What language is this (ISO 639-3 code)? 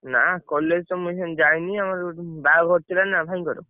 ori